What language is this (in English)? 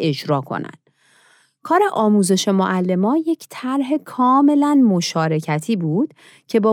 Persian